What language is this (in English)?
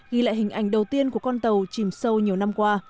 Vietnamese